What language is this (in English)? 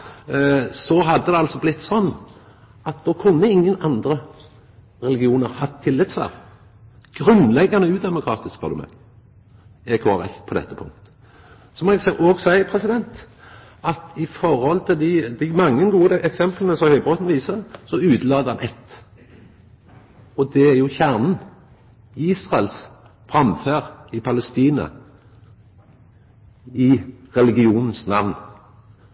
Norwegian Nynorsk